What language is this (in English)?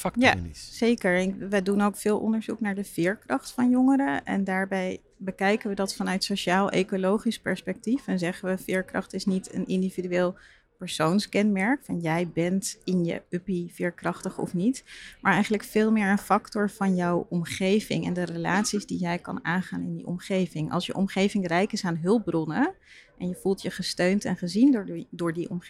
Dutch